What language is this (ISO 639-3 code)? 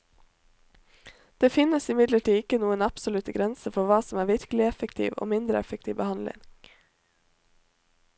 nor